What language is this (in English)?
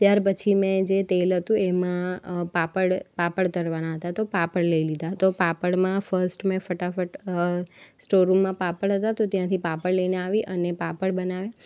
Gujarati